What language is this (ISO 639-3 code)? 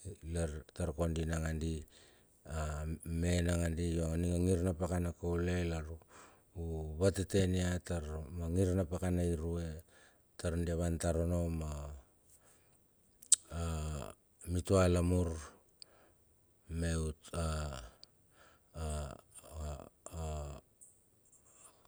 bxf